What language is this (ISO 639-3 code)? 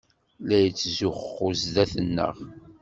kab